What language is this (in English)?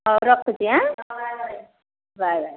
Odia